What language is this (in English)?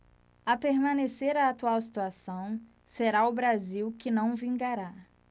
Portuguese